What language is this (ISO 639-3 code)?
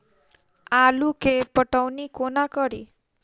mai